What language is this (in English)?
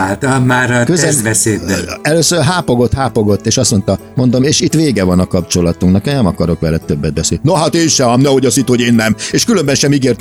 Hungarian